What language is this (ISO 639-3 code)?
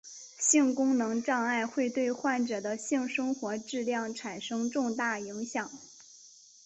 zho